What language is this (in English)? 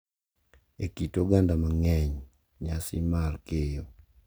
Luo (Kenya and Tanzania)